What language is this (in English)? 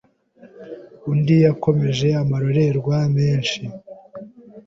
Kinyarwanda